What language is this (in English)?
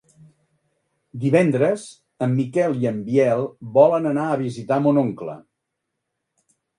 Catalan